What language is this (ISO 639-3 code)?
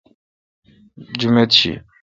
xka